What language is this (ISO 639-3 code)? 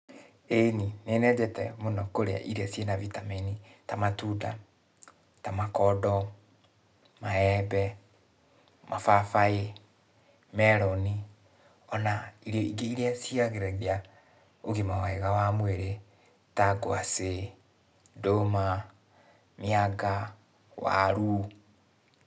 kik